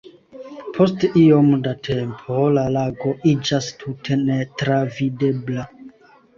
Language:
Esperanto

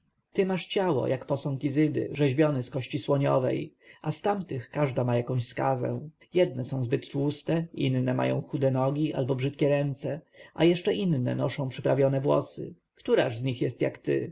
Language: Polish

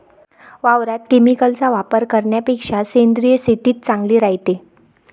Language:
Marathi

